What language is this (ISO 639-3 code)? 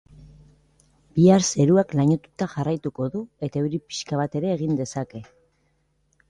eus